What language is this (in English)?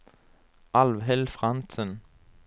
Norwegian